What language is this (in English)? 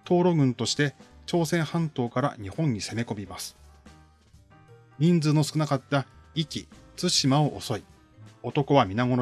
Japanese